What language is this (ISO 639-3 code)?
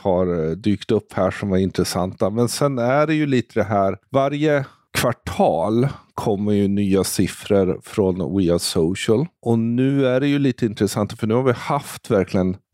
swe